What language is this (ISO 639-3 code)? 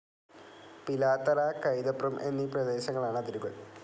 mal